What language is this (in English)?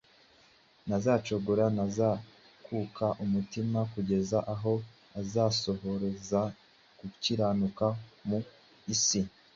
Kinyarwanda